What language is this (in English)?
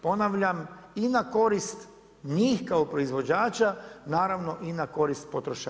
Croatian